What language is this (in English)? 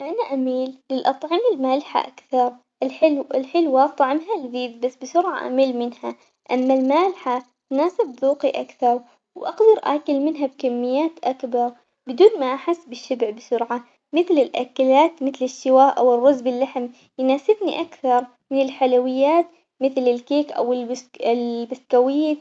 Omani Arabic